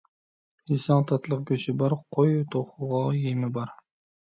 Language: Uyghur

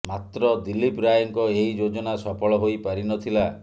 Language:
Odia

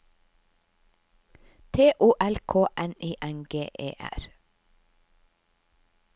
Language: Norwegian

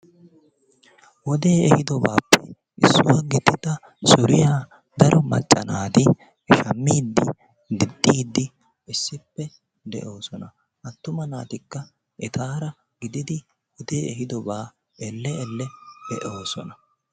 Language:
Wolaytta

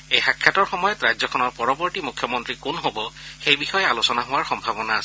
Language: Assamese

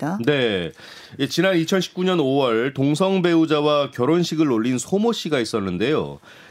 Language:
Korean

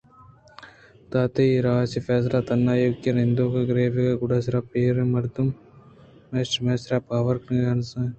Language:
Eastern Balochi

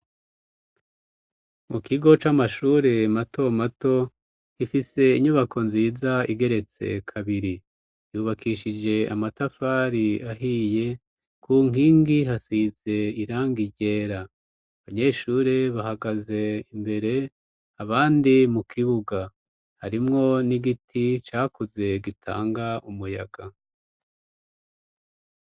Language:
Rundi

